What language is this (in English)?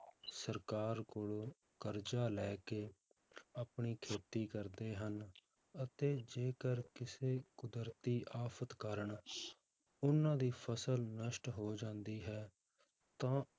Punjabi